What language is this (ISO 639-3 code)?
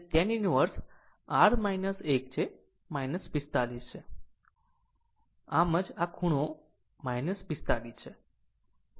guj